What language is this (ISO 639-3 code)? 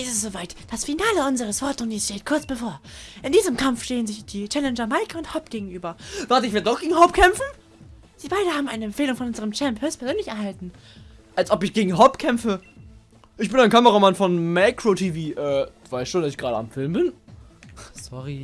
deu